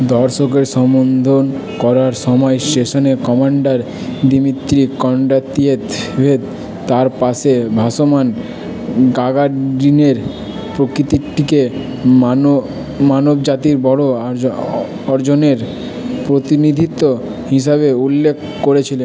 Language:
Bangla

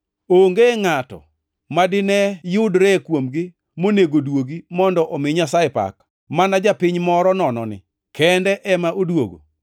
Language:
Luo (Kenya and Tanzania)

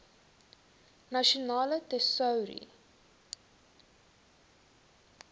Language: Afrikaans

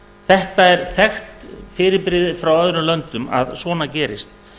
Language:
Icelandic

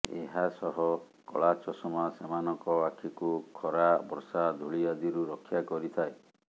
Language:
Odia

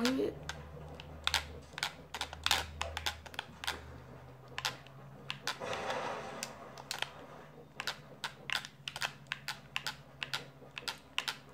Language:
French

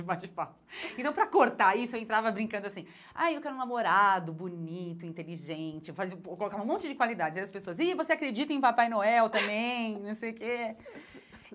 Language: Portuguese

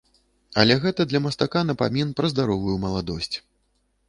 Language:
Belarusian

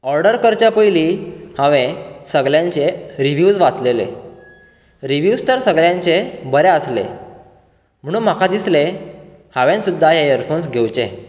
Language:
Konkani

